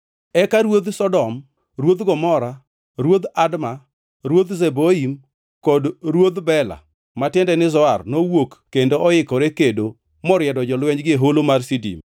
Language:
Luo (Kenya and Tanzania)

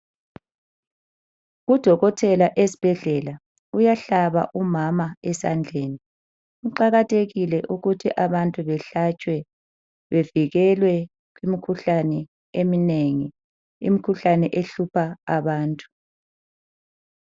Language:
North Ndebele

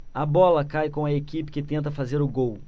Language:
Portuguese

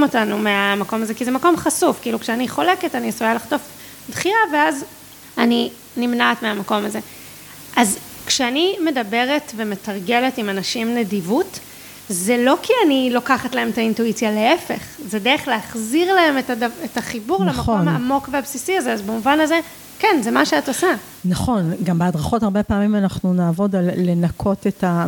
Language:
Hebrew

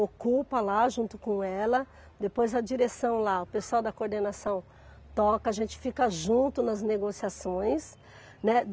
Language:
Portuguese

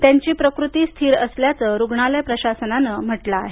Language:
Marathi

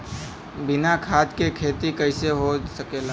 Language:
Bhojpuri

